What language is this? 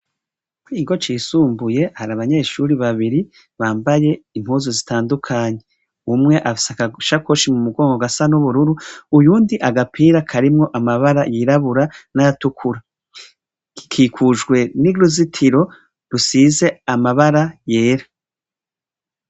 Rundi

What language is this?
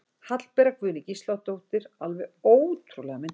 Icelandic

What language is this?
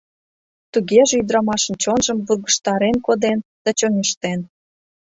Mari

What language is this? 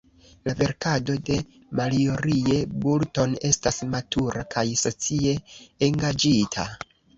Esperanto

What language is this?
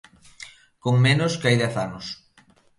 Galician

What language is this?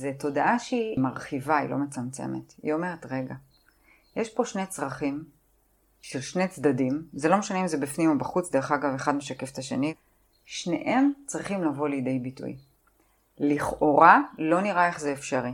Hebrew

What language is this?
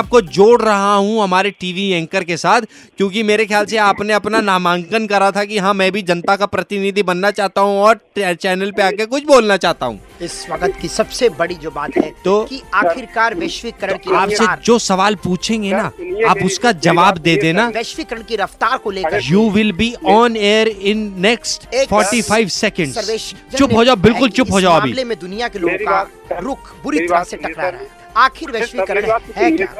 Hindi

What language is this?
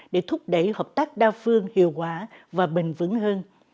Vietnamese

